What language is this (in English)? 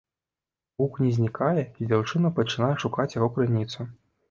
Belarusian